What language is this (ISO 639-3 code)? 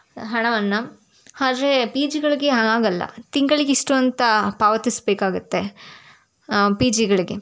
kan